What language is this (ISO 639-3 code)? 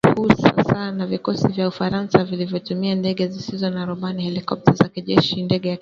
swa